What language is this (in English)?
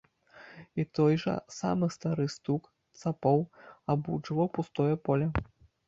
Belarusian